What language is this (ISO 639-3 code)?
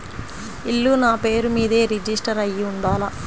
tel